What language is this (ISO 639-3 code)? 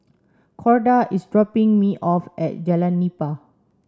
eng